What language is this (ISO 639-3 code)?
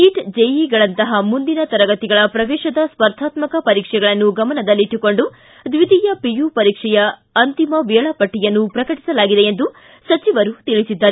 kan